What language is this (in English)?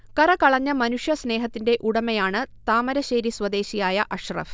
Malayalam